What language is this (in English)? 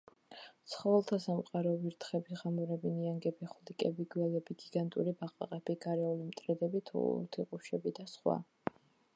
Georgian